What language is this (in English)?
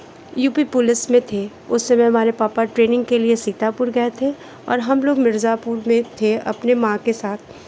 Hindi